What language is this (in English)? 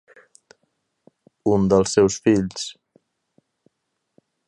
Catalan